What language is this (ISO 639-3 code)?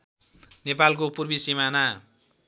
nep